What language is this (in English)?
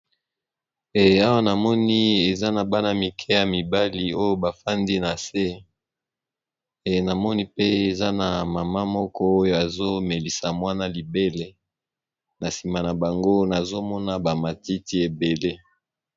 Lingala